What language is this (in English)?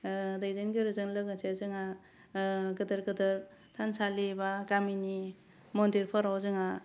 Bodo